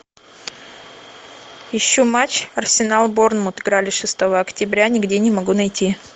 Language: Russian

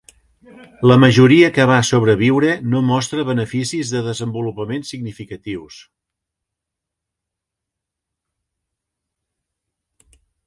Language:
Catalan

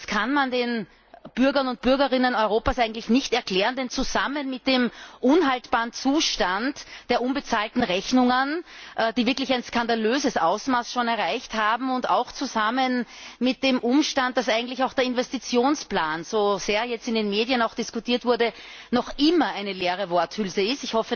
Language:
German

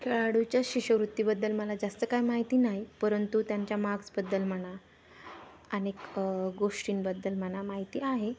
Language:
Marathi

